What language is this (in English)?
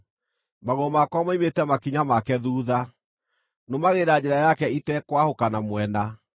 Kikuyu